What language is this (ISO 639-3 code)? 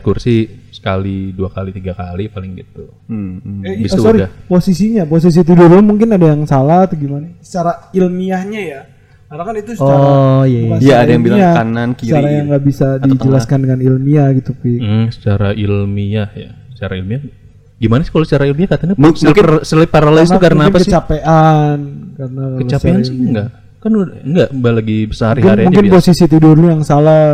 ind